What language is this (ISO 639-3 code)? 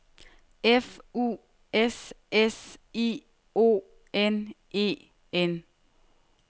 dan